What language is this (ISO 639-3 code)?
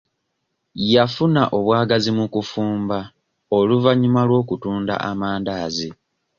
lug